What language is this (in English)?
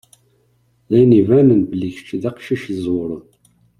Kabyle